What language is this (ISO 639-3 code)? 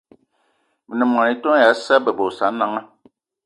eto